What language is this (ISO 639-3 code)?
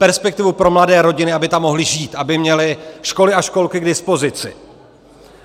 ces